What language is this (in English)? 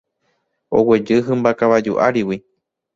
Guarani